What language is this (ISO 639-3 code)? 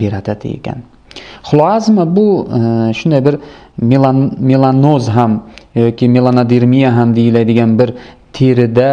tur